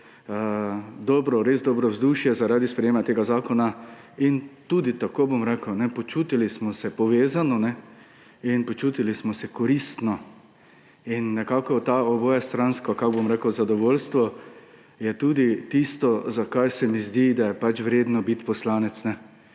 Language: Slovenian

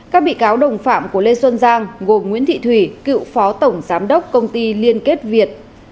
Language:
Vietnamese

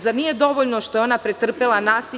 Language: Serbian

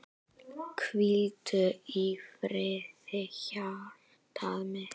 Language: Icelandic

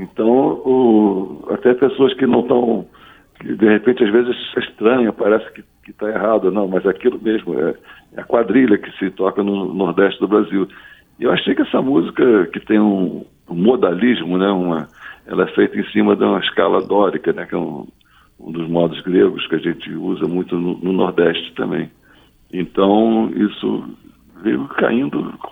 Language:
Portuguese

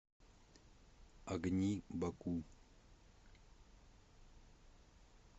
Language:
Russian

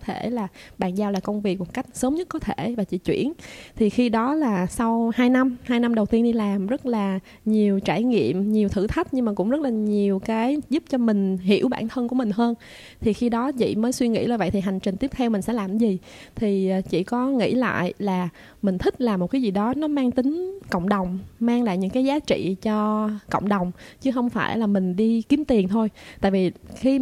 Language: Vietnamese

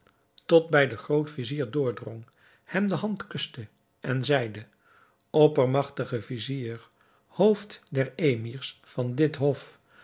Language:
Dutch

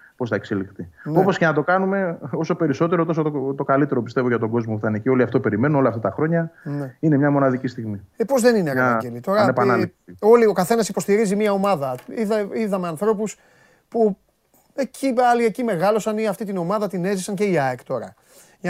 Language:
Greek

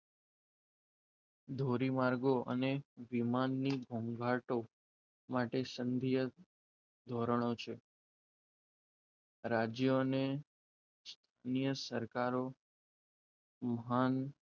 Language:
Gujarati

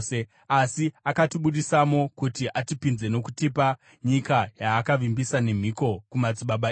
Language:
Shona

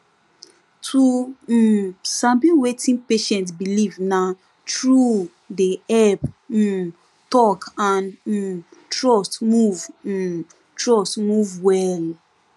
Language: Nigerian Pidgin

